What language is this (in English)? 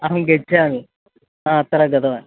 Sanskrit